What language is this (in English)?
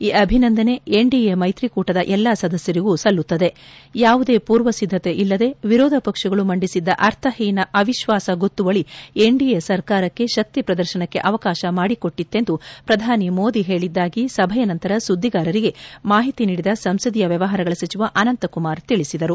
Kannada